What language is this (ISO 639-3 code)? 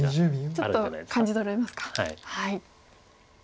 jpn